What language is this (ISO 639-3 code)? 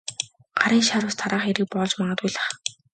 mon